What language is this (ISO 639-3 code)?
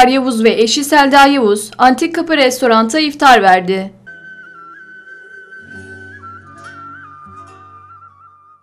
tur